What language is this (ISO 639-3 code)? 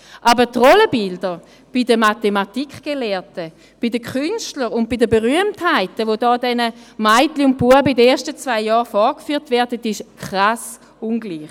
gsw